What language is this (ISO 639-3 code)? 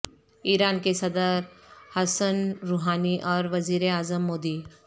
urd